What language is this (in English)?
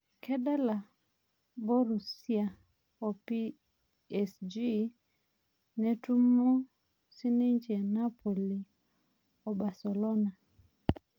Masai